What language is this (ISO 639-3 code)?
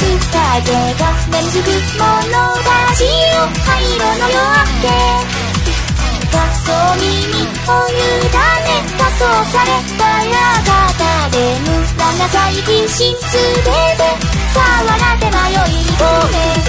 kor